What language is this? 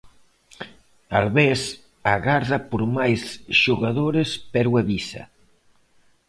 Galician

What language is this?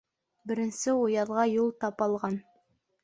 Bashkir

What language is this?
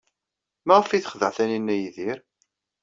Kabyle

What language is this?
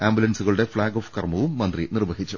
Malayalam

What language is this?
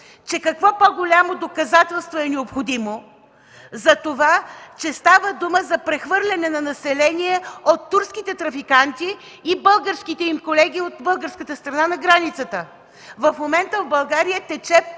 Bulgarian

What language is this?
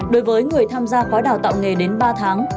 Vietnamese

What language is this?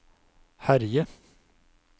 Norwegian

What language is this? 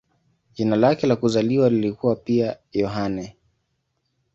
Swahili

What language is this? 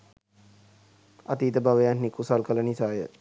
Sinhala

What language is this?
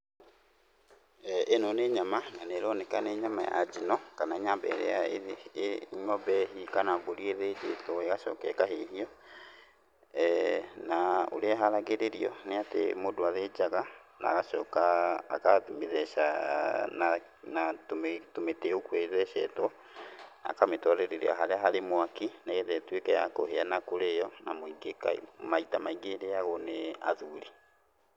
Kikuyu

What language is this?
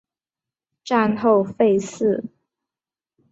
Chinese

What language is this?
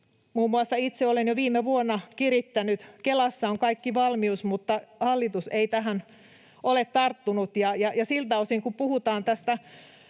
Finnish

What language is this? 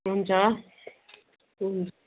Nepali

